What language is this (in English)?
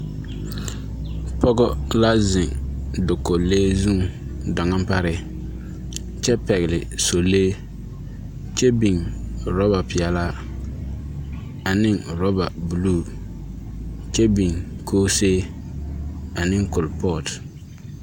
Southern Dagaare